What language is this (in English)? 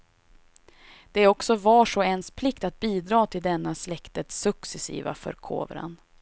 Swedish